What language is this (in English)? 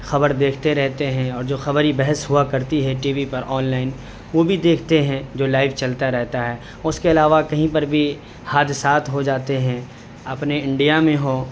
Urdu